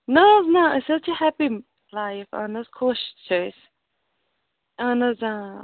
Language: Kashmiri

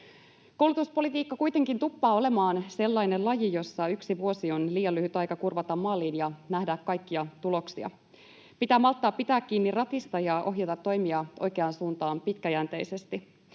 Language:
Finnish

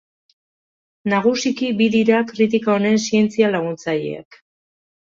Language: Basque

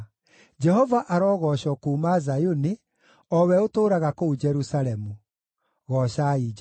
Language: Kikuyu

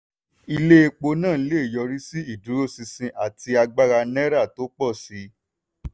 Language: Yoruba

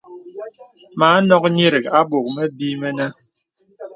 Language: Bebele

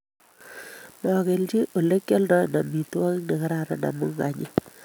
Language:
Kalenjin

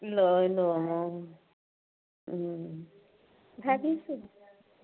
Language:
Assamese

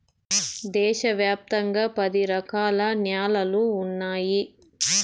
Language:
Telugu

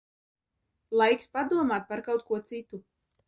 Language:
Latvian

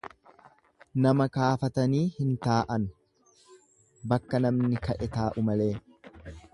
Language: Oromo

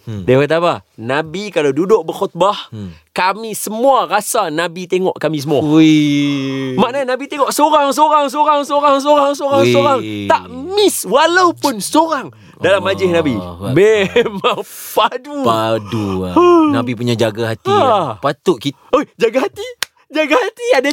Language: Malay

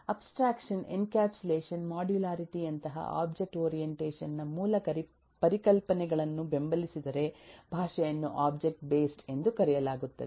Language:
Kannada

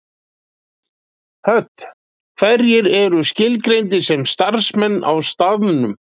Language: Icelandic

